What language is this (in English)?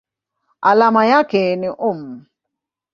Swahili